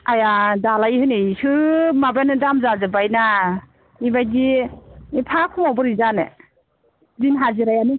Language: Bodo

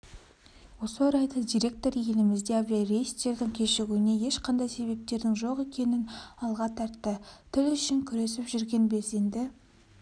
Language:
Kazakh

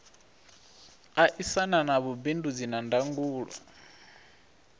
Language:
Venda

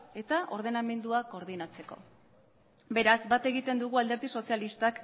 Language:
Basque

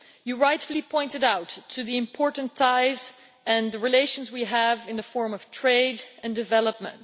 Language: English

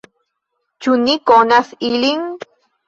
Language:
Esperanto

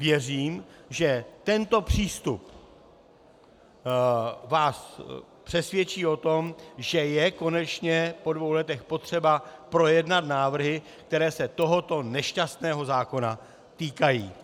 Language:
Czech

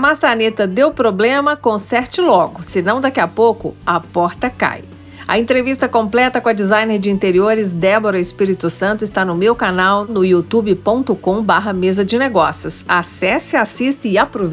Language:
Portuguese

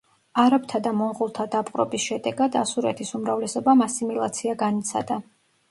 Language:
Georgian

